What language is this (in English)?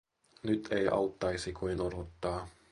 Finnish